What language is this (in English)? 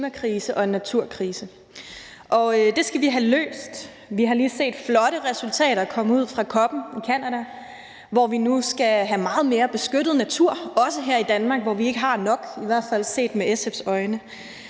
Danish